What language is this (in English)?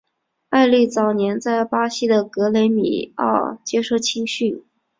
Chinese